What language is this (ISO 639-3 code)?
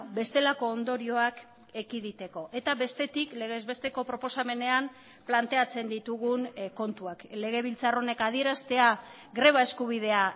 eus